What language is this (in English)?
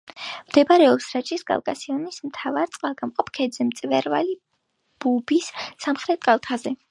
Georgian